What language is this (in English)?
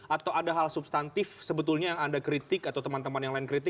Indonesian